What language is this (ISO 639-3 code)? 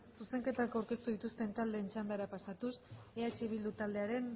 eus